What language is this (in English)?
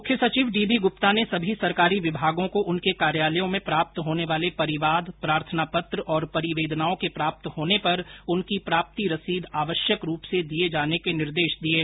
Hindi